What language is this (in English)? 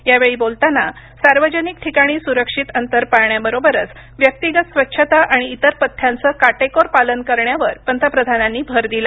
Marathi